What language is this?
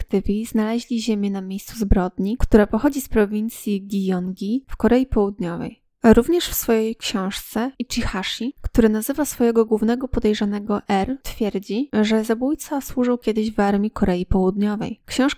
Polish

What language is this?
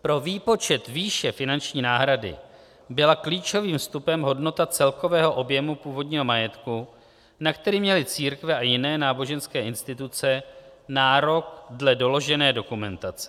Czech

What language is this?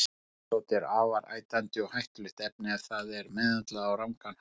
Icelandic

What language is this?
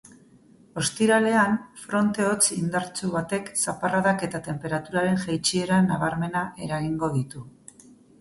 Basque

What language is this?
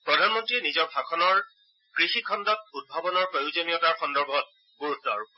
Assamese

